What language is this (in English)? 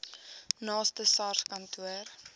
Afrikaans